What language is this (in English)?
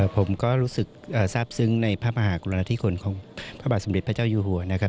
Thai